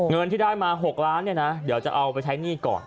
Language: Thai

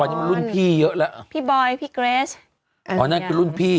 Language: Thai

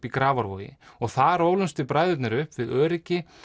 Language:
Icelandic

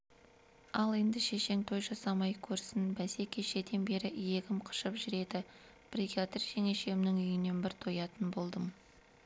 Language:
Kazakh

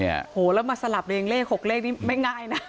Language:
Thai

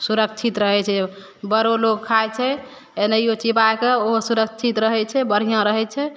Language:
Maithili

